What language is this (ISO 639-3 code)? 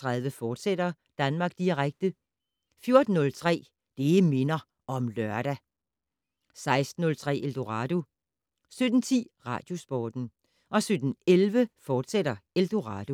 dan